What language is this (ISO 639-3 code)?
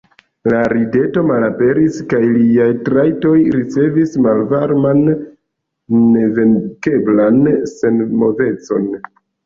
epo